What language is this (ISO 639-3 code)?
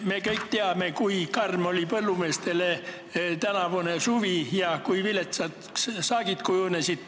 est